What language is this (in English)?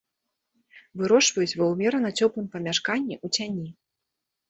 Belarusian